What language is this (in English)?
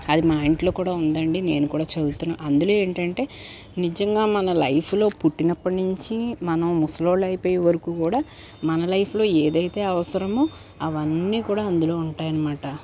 Telugu